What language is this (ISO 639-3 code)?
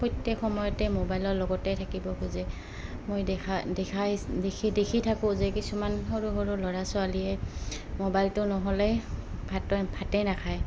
asm